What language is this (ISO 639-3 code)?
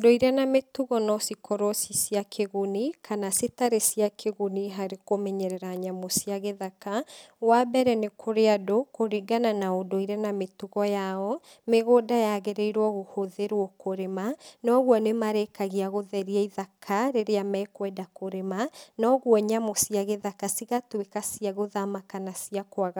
kik